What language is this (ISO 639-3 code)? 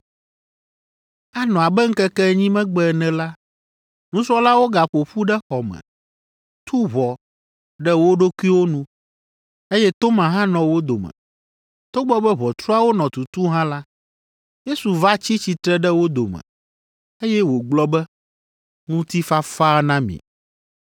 ewe